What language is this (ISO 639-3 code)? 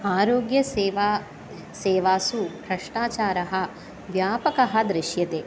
san